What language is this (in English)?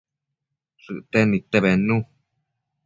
Matsés